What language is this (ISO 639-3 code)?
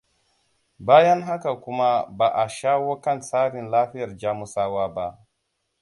hau